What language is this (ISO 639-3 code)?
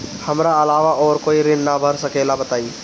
bho